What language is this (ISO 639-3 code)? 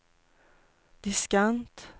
swe